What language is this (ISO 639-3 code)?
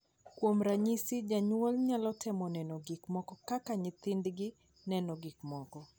luo